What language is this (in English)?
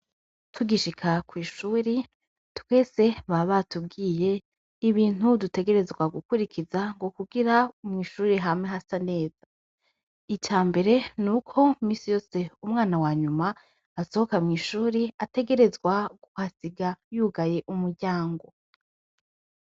Rundi